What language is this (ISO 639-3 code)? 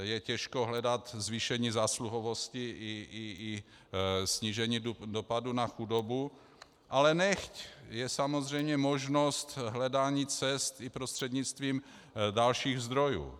ces